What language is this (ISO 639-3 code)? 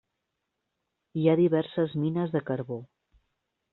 cat